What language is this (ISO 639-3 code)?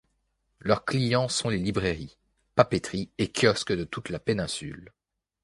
fra